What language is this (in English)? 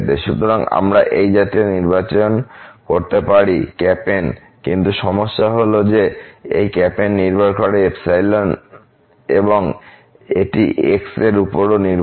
Bangla